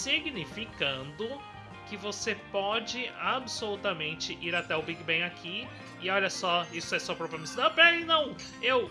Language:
Portuguese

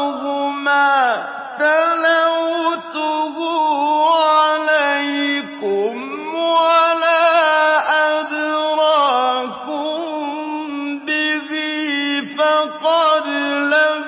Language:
Arabic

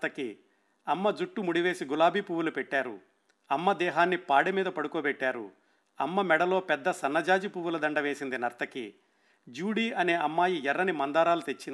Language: Telugu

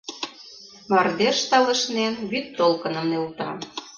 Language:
Mari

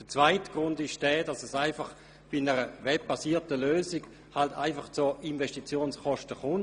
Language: Swiss German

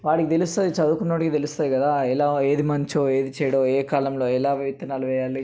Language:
Telugu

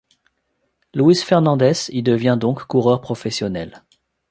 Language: French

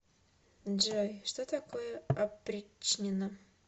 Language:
Russian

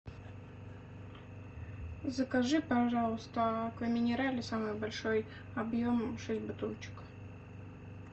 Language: Russian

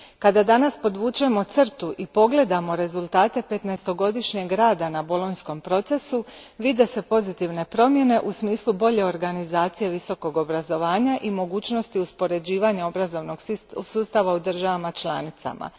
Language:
Croatian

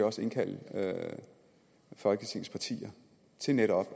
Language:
Danish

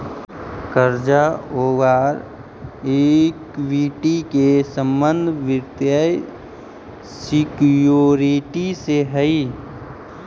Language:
Magahi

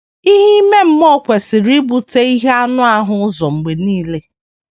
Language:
Igbo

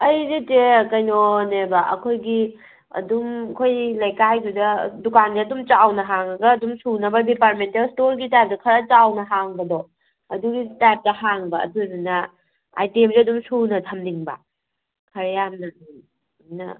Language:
Manipuri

